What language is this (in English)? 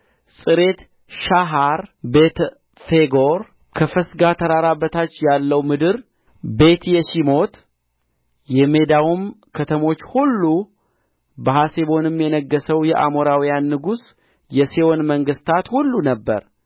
Amharic